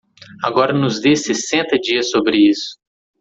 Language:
Portuguese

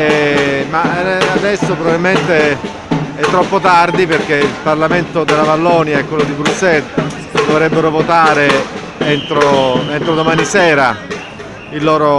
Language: Italian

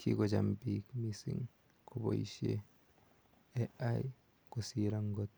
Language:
Kalenjin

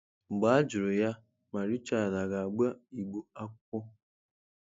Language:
Igbo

